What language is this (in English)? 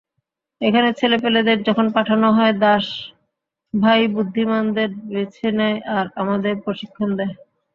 Bangla